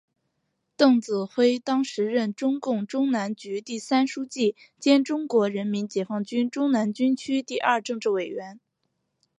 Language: Chinese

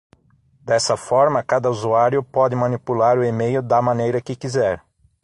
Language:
Portuguese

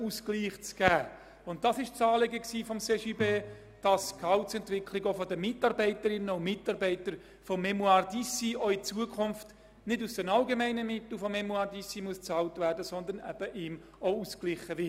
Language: Swiss German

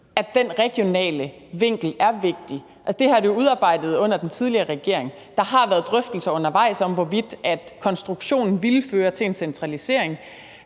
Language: Danish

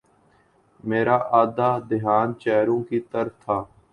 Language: Urdu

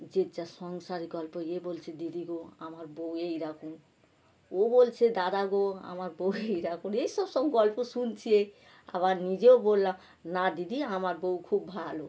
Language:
Bangla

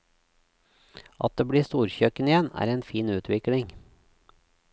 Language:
Norwegian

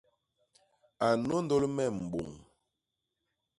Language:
Basaa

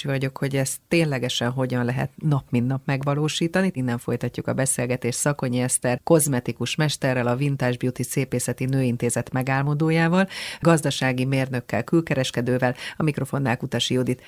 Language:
Hungarian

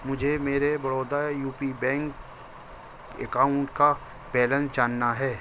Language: Urdu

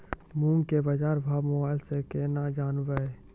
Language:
Maithili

